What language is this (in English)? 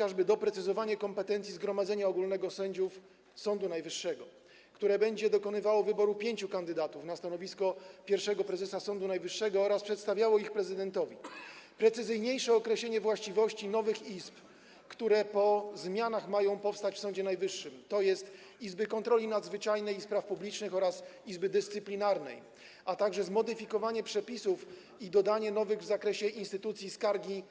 Polish